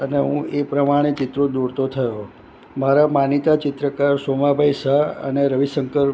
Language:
Gujarati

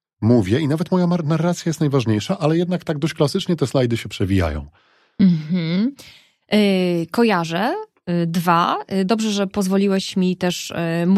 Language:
Polish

